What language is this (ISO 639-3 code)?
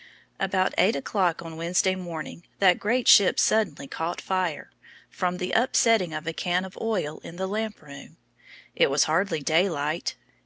eng